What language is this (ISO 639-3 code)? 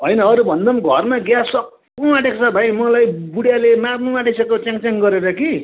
nep